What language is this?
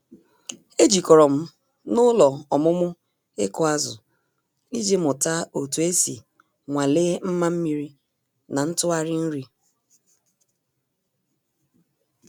Igbo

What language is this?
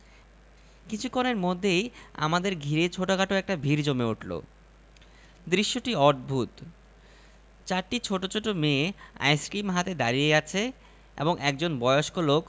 Bangla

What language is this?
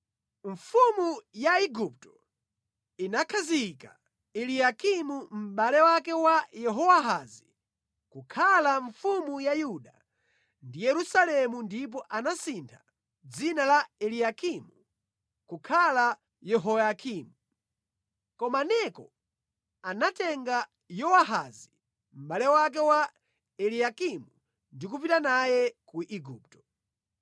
Nyanja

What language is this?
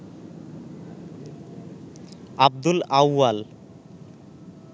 Bangla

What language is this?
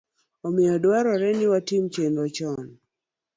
Luo (Kenya and Tanzania)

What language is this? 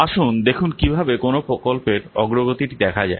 Bangla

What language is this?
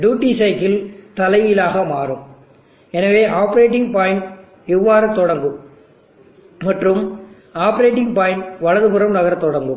Tamil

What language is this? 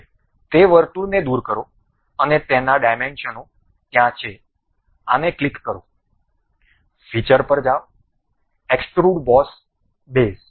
Gujarati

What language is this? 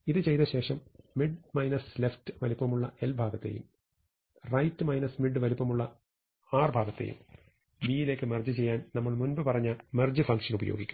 Malayalam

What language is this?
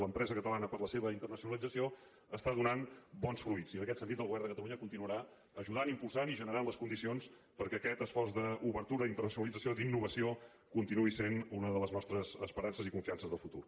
Catalan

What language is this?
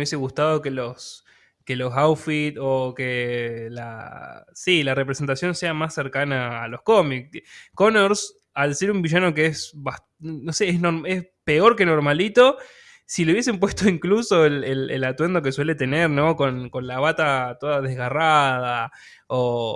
Spanish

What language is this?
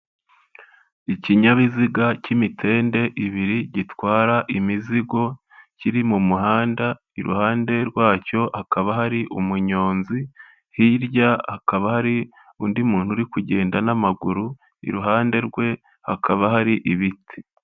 Kinyarwanda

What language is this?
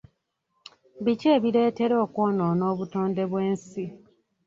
Ganda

